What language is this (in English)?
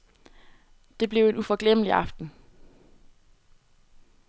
Danish